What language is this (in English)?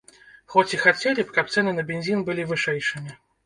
Belarusian